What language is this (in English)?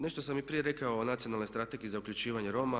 Croatian